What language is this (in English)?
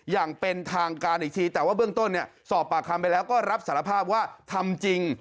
Thai